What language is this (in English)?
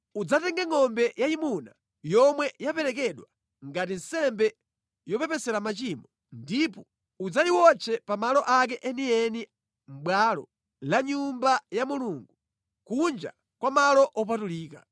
Nyanja